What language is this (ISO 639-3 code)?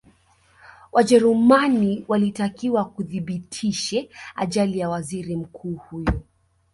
swa